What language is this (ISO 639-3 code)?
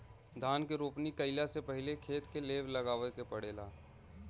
bho